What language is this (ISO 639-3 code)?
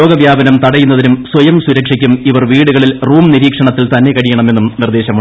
mal